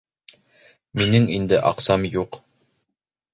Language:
Bashkir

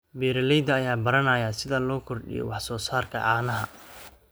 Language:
Somali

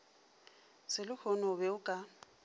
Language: Northern Sotho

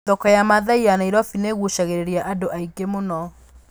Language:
Kikuyu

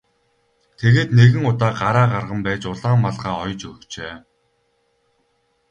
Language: Mongolian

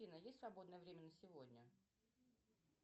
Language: Russian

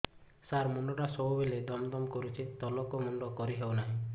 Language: Odia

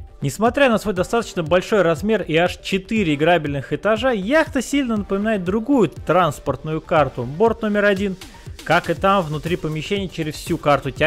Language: Russian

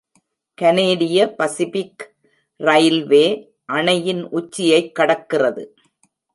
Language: Tamil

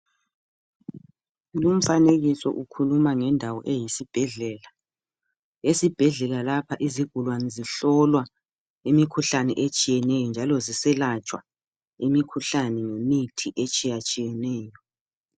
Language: North Ndebele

